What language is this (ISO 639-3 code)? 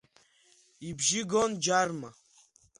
abk